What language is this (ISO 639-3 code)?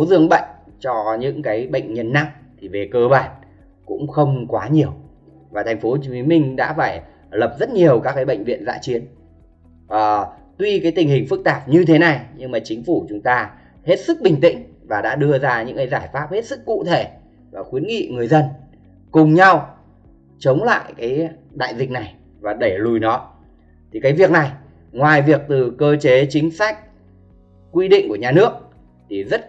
vie